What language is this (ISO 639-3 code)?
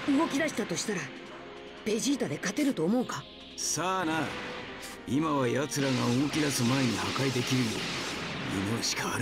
jpn